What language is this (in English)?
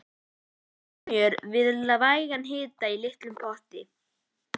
Icelandic